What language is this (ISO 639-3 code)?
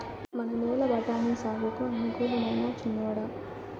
tel